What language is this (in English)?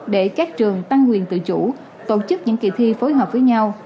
Vietnamese